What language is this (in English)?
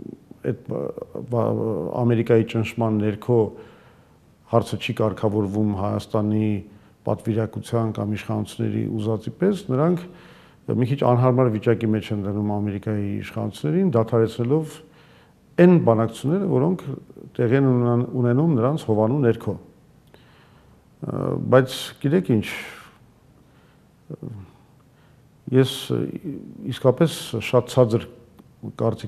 Romanian